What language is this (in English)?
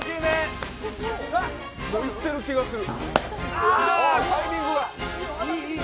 Japanese